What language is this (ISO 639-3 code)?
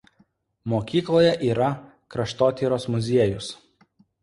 lit